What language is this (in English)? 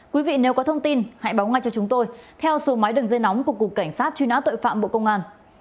Vietnamese